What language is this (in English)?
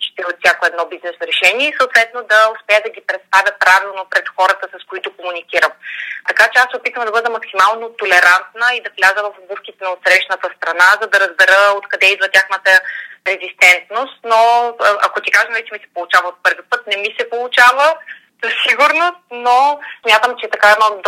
Bulgarian